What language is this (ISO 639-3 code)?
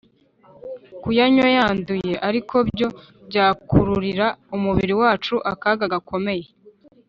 kin